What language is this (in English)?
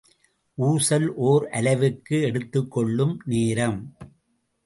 Tamil